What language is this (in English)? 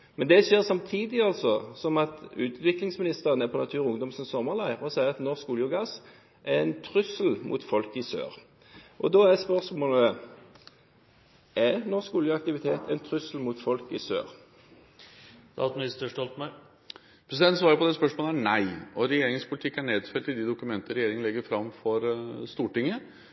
Norwegian Bokmål